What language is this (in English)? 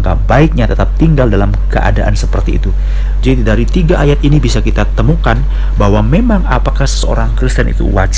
Indonesian